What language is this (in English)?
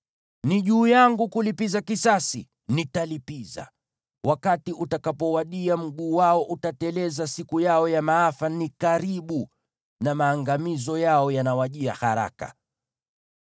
Swahili